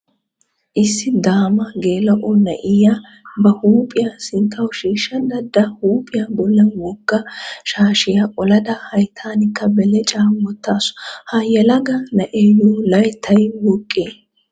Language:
Wolaytta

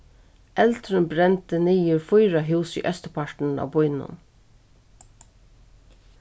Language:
Faroese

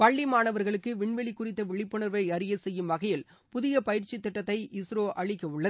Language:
Tamil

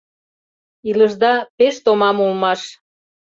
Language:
Mari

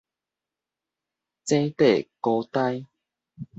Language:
Min Nan Chinese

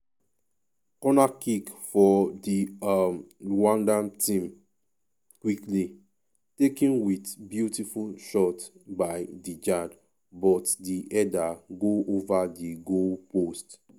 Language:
Nigerian Pidgin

